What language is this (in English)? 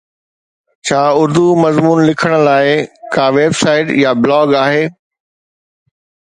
Sindhi